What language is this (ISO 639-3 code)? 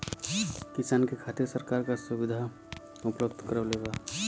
bho